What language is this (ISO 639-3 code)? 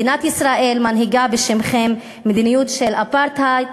heb